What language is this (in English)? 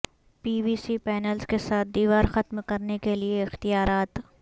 Urdu